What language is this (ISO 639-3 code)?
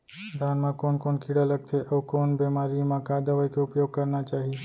hne